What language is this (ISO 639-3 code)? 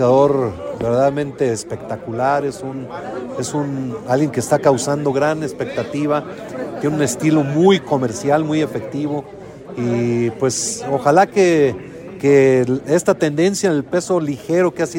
spa